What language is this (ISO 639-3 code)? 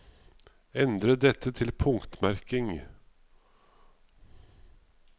nor